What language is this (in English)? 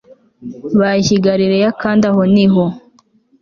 Kinyarwanda